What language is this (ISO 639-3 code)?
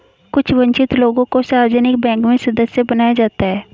hin